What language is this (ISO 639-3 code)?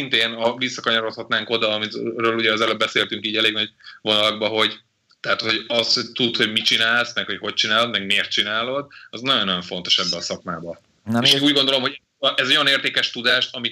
hun